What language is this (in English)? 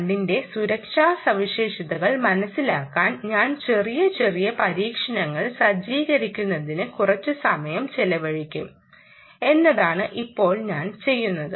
Malayalam